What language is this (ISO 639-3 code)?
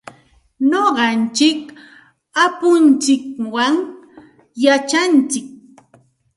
qxt